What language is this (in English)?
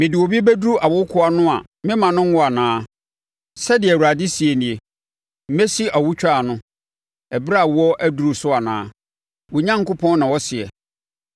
Akan